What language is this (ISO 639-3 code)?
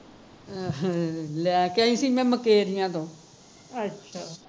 pan